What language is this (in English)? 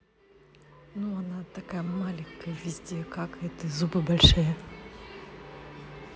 Russian